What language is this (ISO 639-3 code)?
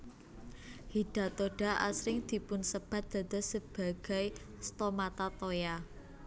jav